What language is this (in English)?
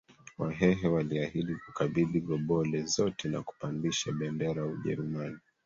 Swahili